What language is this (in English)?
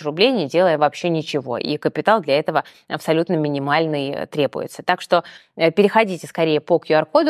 Russian